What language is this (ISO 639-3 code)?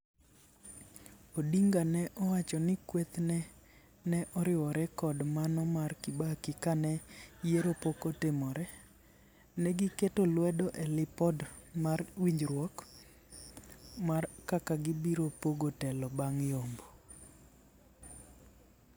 luo